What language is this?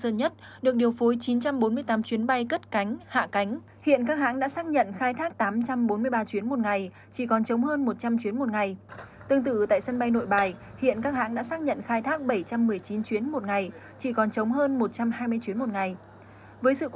Vietnamese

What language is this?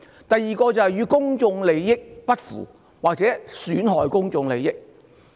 Cantonese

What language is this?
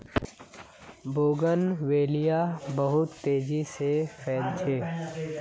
Magahi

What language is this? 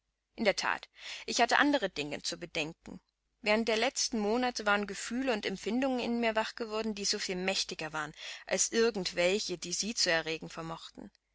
German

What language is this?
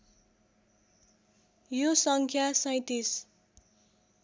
Nepali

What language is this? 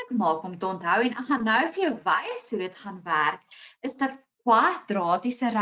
Dutch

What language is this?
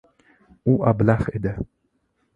Uzbek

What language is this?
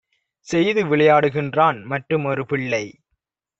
Tamil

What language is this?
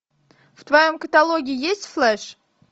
Russian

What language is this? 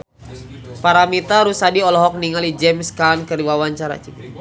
Sundanese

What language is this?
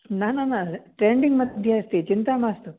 Sanskrit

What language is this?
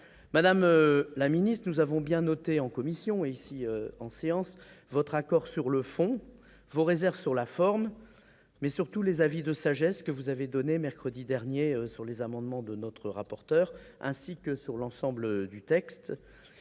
French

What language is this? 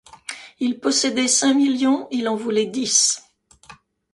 French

